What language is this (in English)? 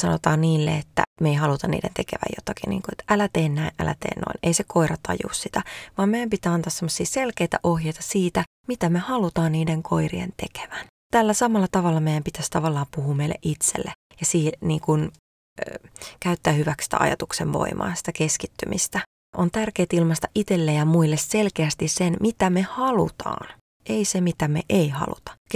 Finnish